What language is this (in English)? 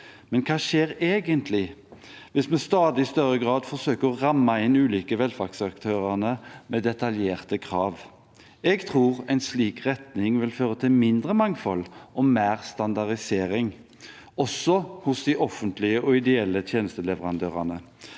Norwegian